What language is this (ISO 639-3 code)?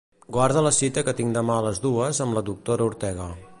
cat